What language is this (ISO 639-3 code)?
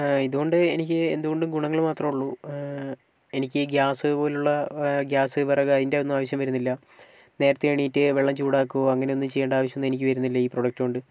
mal